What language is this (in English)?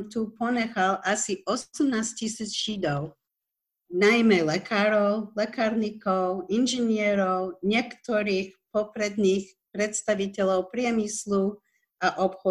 Slovak